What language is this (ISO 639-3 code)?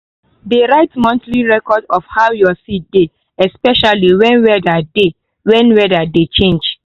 pcm